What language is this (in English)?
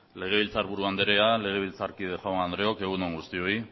Basque